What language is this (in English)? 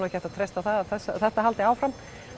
Icelandic